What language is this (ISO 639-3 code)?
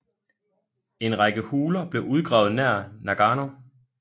dan